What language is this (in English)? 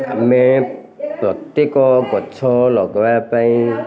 Odia